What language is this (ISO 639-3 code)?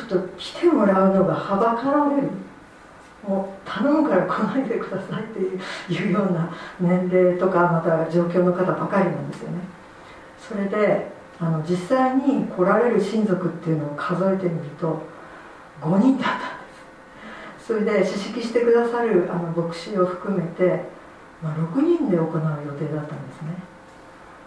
jpn